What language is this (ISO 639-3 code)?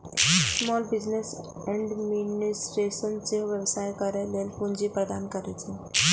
mai